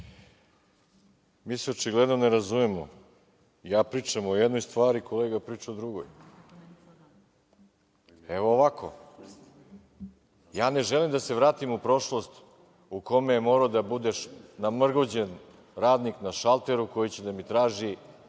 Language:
Serbian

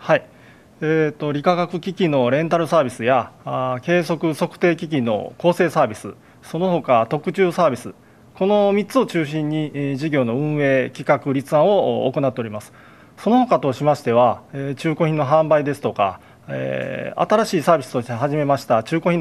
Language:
Japanese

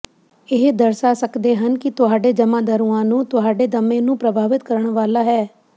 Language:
Punjabi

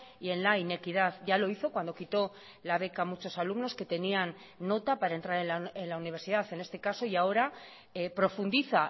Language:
Spanish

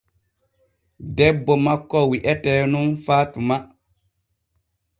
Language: Borgu Fulfulde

